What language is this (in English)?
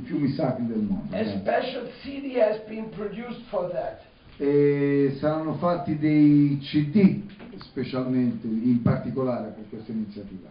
Italian